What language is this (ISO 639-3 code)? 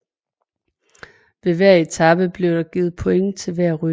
dan